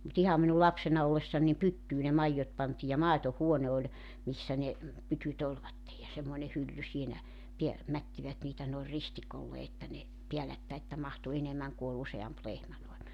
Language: Finnish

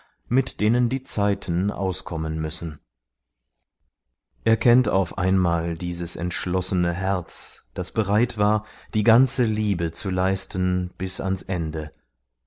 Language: German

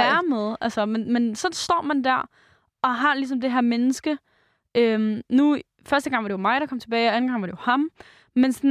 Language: Danish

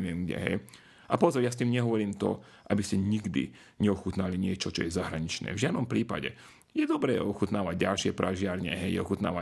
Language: Slovak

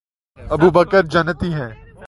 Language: Urdu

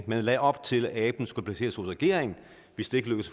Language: Danish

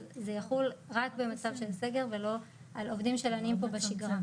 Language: Hebrew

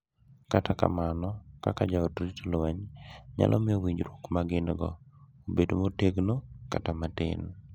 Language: Luo (Kenya and Tanzania)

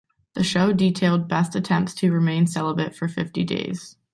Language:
English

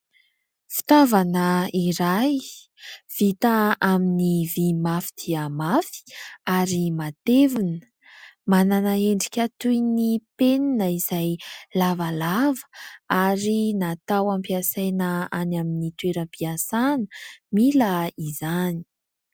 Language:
Malagasy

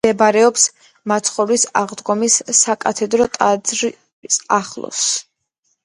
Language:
Georgian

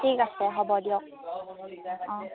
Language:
Assamese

